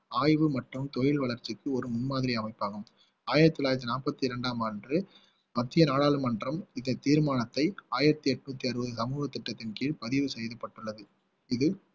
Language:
Tamil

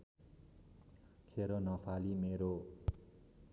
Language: Nepali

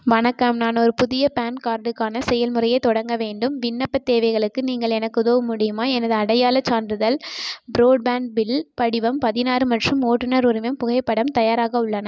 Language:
Tamil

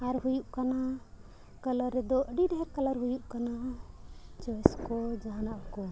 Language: Santali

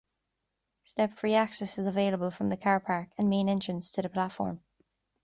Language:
English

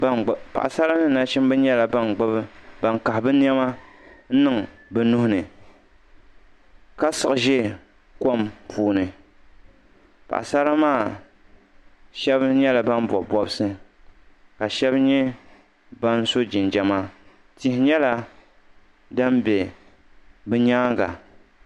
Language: Dagbani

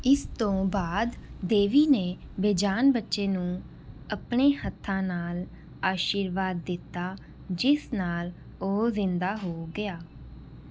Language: Punjabi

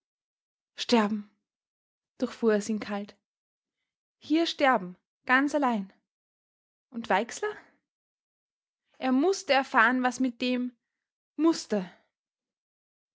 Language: German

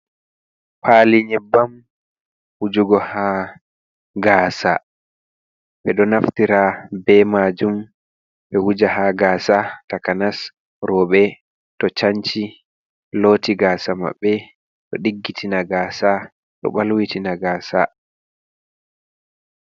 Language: Fula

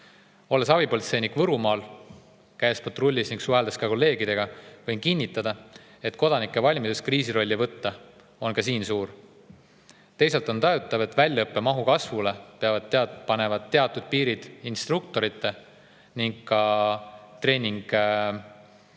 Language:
Estonian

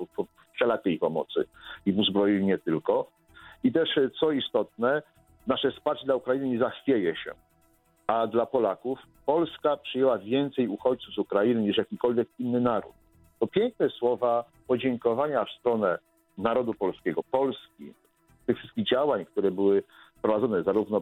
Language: Polish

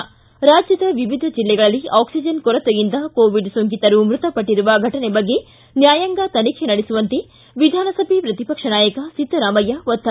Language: Kannada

